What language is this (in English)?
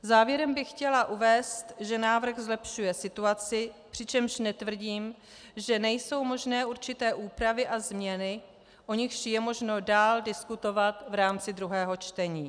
Czech